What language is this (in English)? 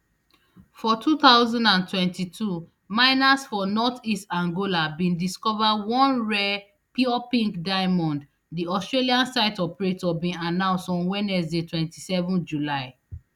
Nigerian Pidgin